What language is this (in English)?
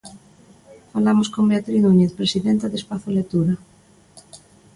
Galician